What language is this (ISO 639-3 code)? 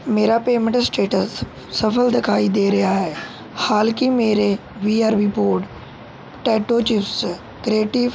pan